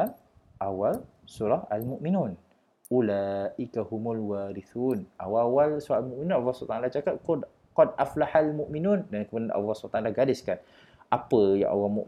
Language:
Malay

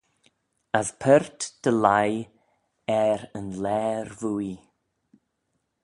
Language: Manx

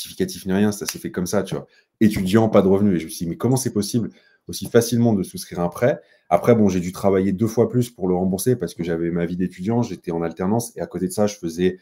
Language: French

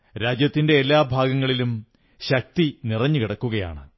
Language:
Malayalam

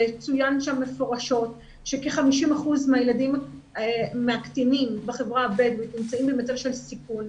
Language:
Hebrew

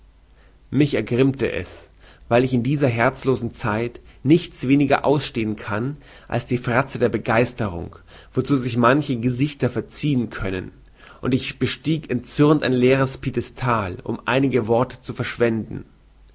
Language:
German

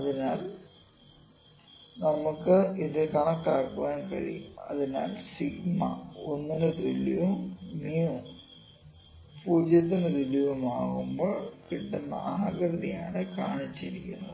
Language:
Malayalam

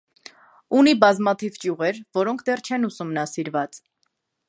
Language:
Armenian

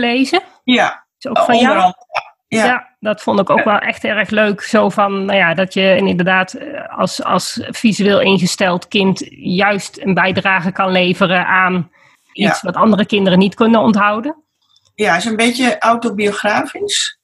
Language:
Dutch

